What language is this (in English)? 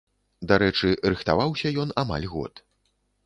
Belarusian